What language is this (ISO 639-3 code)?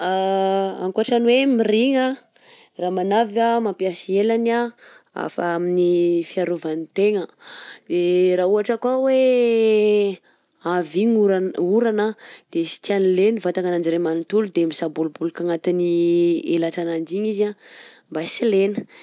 bzc